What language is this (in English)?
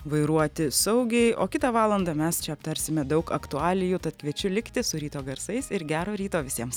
Lithuanian